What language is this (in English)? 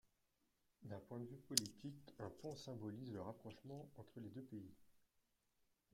French